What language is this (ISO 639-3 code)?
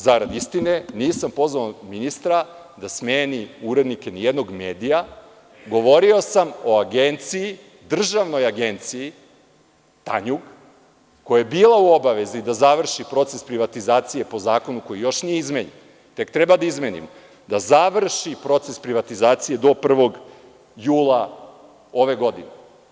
srp